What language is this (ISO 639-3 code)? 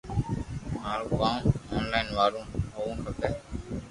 lrk